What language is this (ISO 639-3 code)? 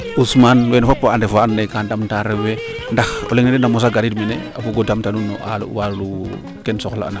srr